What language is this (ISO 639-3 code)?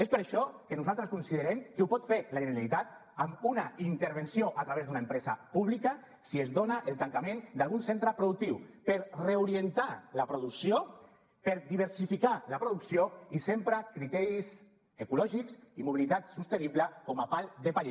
cat